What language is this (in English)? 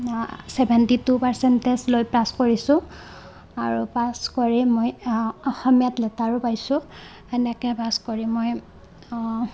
Assamese